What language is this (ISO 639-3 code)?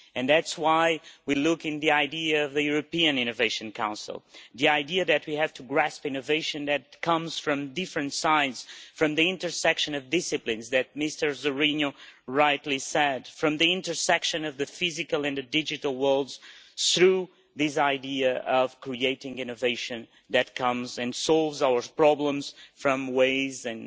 eng